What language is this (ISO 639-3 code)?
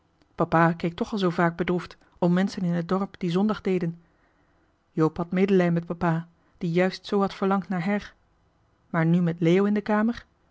nld